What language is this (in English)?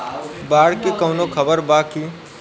Bhojpuri